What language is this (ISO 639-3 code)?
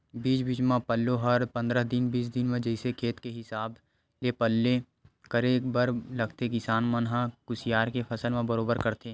hne